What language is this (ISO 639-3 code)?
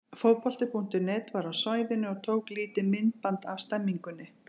isl